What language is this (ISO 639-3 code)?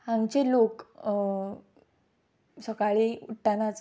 kok